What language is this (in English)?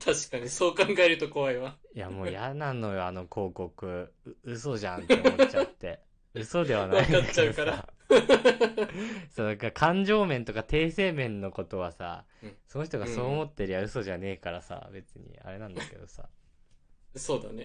Japanese